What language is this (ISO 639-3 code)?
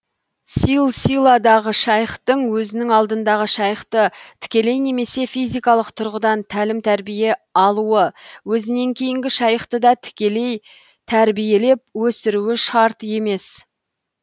kaz